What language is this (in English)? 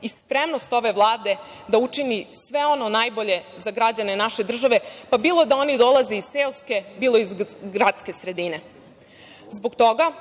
Serbian